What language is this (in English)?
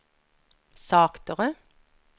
Norwegian